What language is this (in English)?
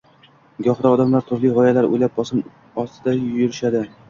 Uzbek